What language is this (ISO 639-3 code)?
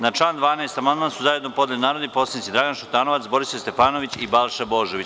srp